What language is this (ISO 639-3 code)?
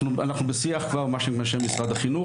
heb